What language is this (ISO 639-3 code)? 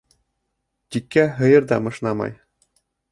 bak